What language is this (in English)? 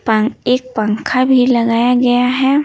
Hindi